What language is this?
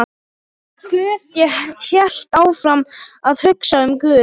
Icelandic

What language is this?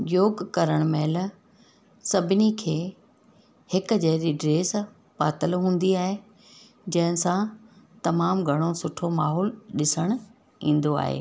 Sindhi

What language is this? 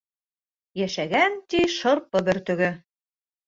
Bashkir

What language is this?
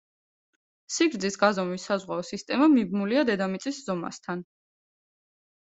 Georgian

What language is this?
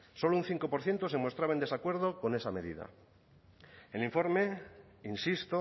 Spanish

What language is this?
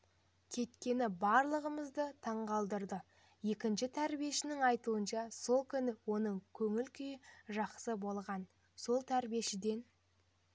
Kazakh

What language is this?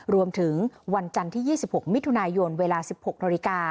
Thai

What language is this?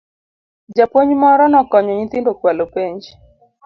Luo (Kenya and Tanzania)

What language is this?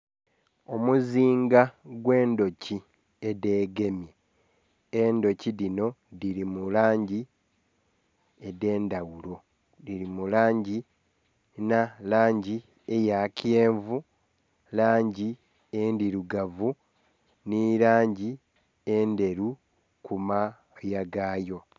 Soga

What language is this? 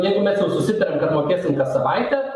Lithuanian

